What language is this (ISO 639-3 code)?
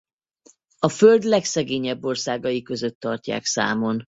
hun